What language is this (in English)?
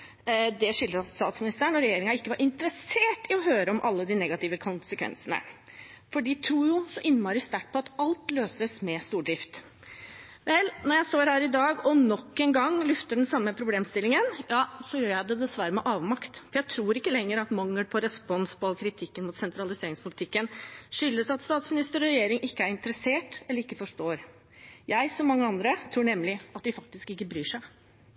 Norwegian Bokmål